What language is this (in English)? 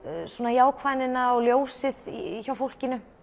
Icelandic